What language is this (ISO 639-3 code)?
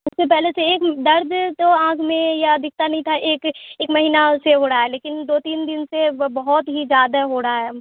urd